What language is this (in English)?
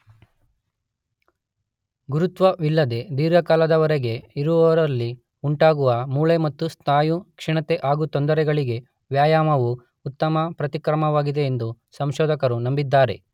Kannada